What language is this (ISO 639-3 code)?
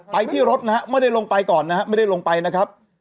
tha